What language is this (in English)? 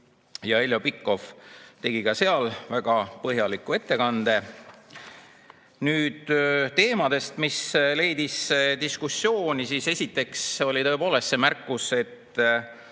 Estonian